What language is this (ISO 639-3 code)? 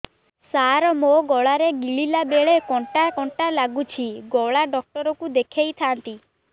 ori